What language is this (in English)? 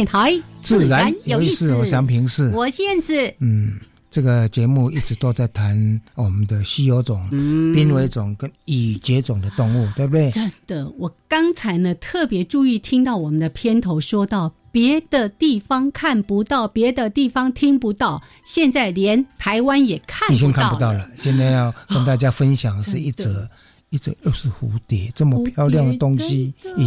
Chinese